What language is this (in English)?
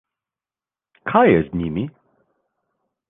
Slovenian